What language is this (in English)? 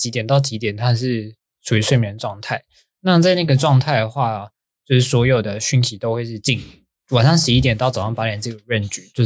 Chinese